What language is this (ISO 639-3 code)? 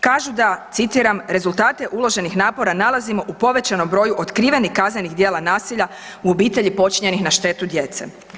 hrv